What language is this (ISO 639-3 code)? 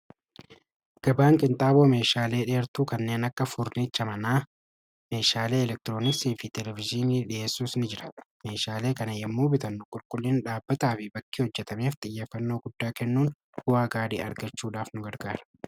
orm